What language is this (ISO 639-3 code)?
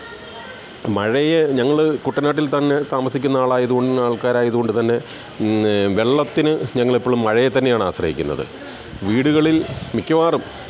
mal